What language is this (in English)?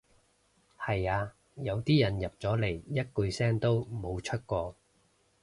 Cantonese